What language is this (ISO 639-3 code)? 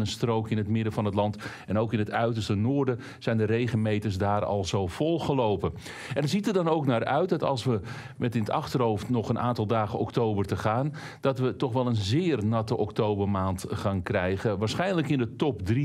nld